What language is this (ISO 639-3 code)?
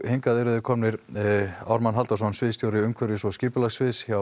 isl